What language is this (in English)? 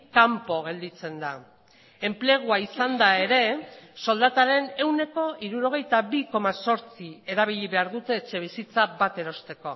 Basque